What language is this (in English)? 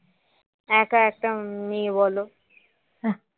Bangla